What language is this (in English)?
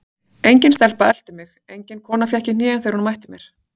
Icelandic